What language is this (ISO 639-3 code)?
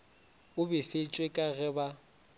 nso